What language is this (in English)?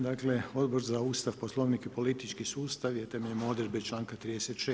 Croatian